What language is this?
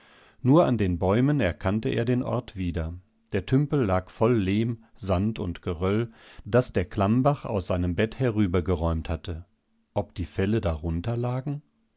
German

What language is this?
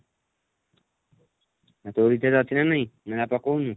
Odia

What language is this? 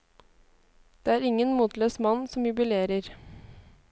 Norwegian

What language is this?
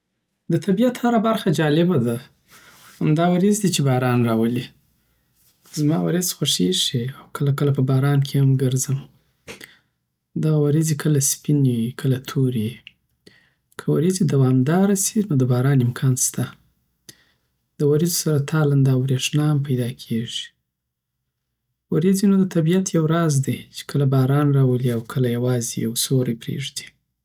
Southern Pashto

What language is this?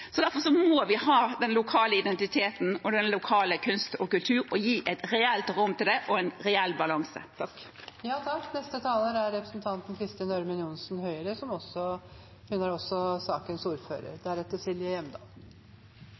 Norwegian Bokmål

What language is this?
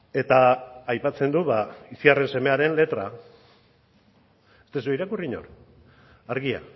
Basque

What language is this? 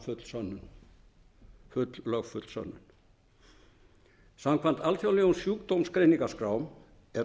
Icelandic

